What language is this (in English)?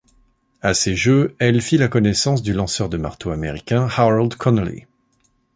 French